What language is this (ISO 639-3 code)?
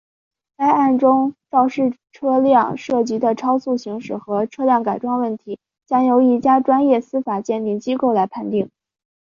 zho